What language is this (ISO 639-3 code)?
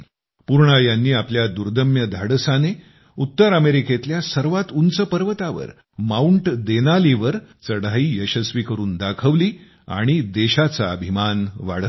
mar